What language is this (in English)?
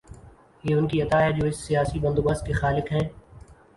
Urdu